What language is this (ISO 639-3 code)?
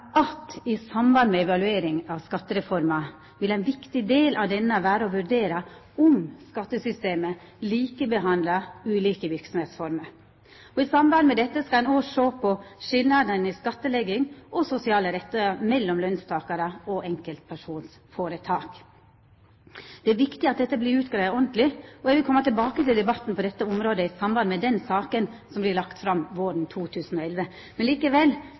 nno